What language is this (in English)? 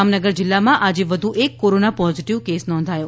Gujarati